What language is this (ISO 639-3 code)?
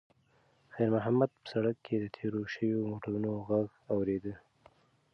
pus